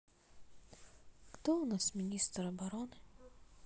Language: Russian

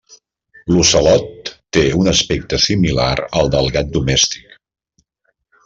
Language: Catalan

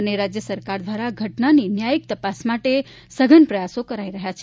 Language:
Gujarati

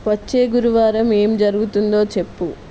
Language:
Telugu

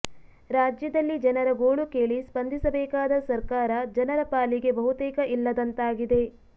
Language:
Kannada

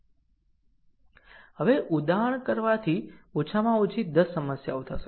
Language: Gujarati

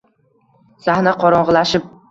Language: Uzbek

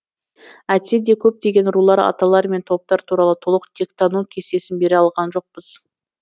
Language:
Kazakh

